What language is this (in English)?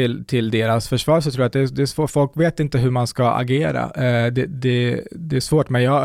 Swedish